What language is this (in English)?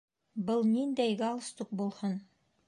Bashkir